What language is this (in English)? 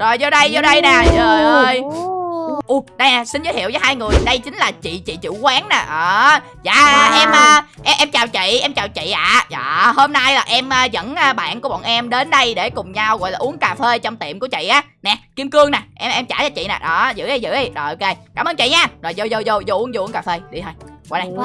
Vietnamese